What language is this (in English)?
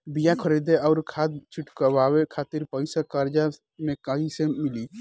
Bhojpuri